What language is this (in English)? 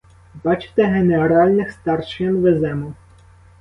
Ukrainian